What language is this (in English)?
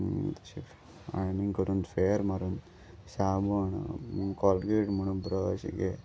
Konkani